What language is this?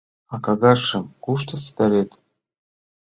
Mari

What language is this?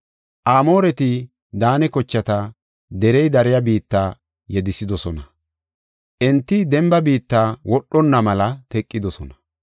Gofa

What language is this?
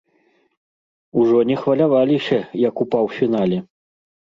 Belarusian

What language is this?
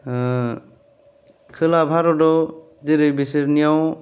Bodo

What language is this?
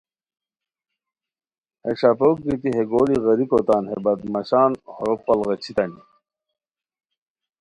Khowar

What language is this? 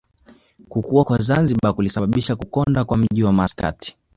Swahili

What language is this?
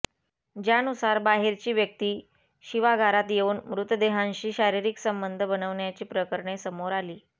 Marathi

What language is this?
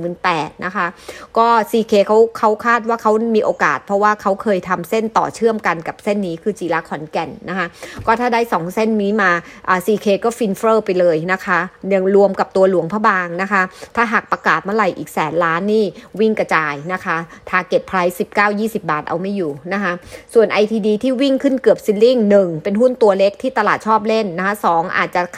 Thai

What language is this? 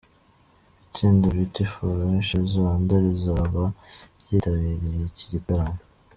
Kinyarwanda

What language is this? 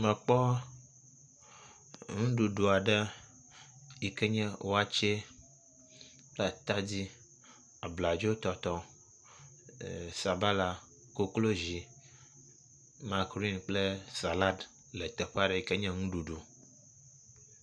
Ewe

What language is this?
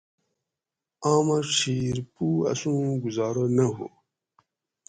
Gawri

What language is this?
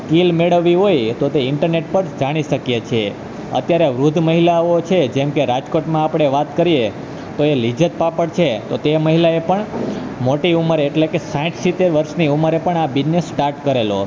Gujarati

